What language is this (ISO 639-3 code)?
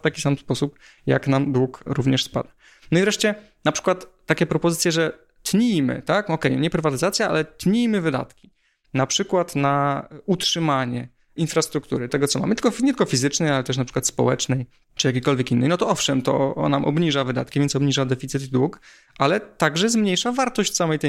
pol